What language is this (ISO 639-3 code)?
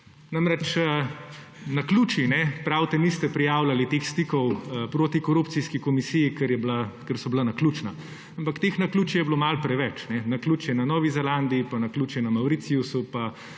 slv